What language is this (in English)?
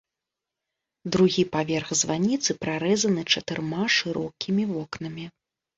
Belarusian